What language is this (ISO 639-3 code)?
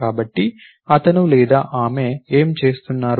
tel